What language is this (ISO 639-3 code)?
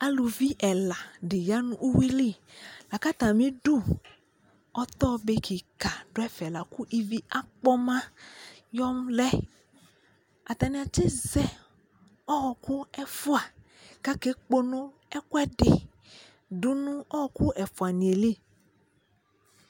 kpo